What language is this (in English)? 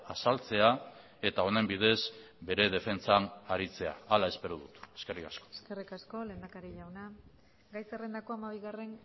Basque